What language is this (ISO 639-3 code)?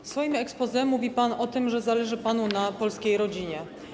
pol